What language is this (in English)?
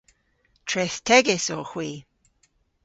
Cornish